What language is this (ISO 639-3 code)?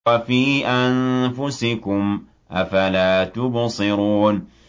ara